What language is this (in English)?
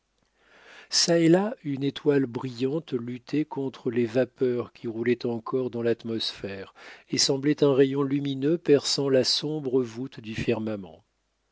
French